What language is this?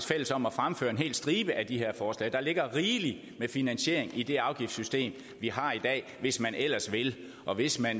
Danish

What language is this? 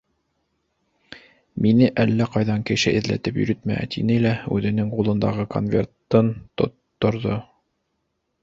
Bashkir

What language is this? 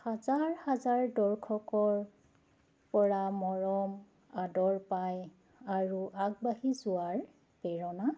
Assamese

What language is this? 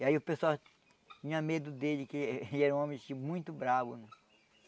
Portuguese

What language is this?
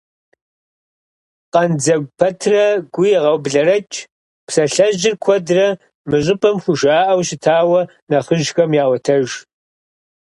Kabardian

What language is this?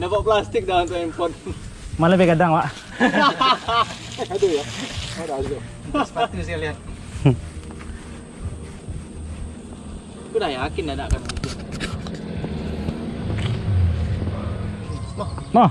Indonesian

